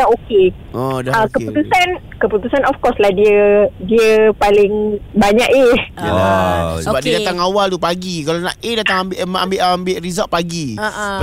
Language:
Malay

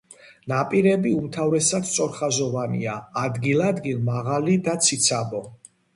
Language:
Georgian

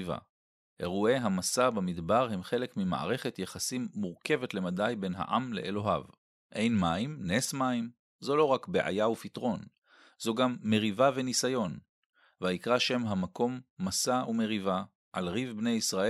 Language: Hebrew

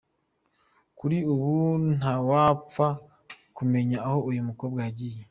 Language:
Kinyarwanda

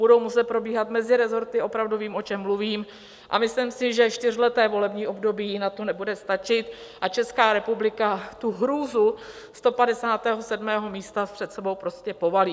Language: Czech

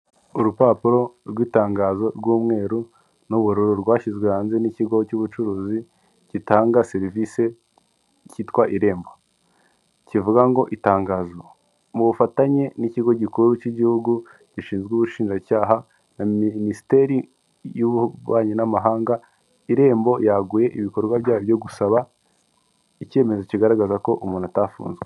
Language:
Kinyarwanda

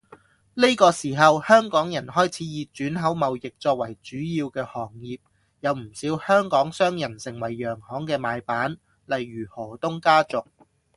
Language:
Cantonese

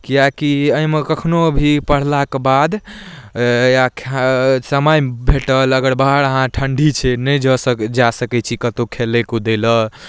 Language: Maithili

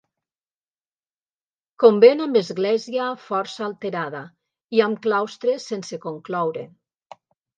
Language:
Catalan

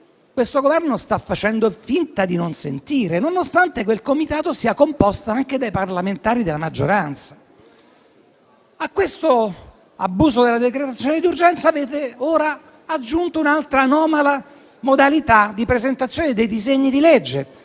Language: Italian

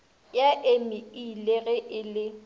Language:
Northern Sotho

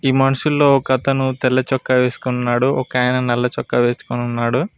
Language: Telugu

